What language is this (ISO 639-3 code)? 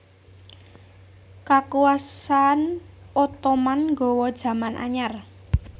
jav